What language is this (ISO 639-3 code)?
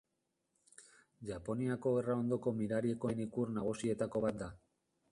eus